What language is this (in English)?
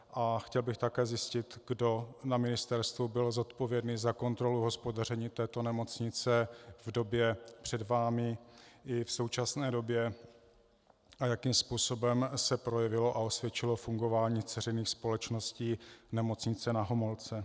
Czech